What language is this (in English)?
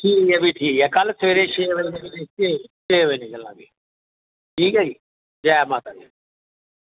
Dogri